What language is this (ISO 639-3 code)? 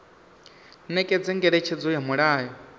ven